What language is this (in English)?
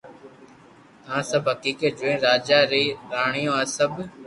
Loarki